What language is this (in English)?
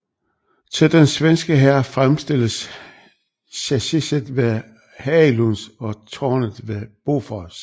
Danish